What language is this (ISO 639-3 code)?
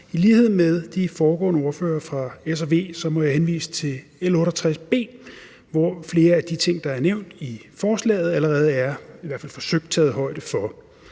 dan